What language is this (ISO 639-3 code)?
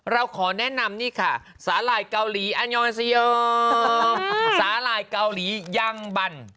tha